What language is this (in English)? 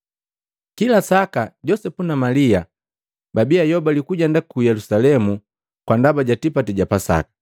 Matengo